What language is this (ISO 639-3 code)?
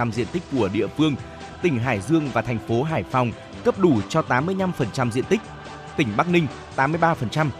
vie